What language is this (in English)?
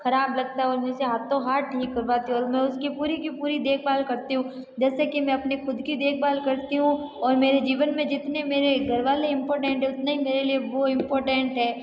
Hindi